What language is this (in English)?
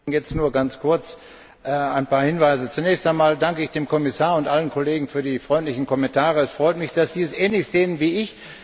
German